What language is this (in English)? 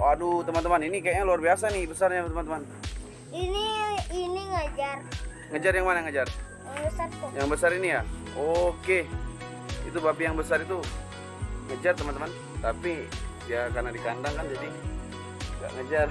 Indonesian